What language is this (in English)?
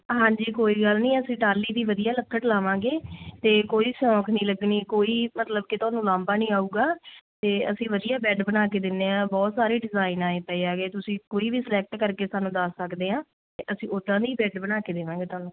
Punjabi